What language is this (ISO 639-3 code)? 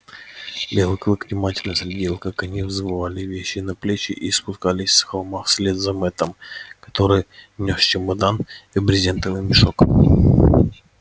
rus